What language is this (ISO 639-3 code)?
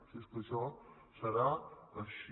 cat